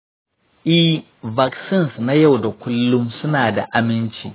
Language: Hausa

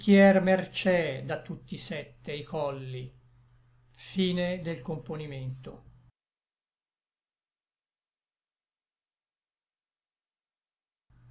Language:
Italian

